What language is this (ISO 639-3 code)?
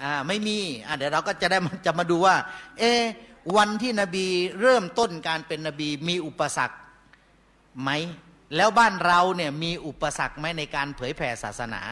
tha